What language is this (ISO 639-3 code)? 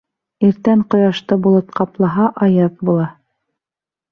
bak